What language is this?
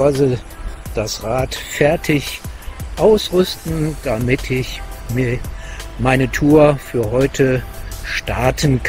German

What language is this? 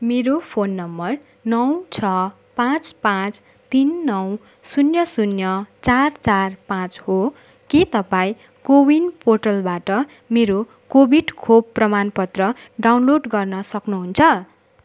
Nepali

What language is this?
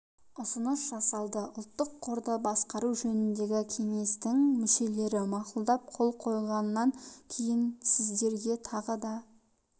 Kazakh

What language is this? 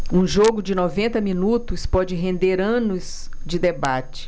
Portuguese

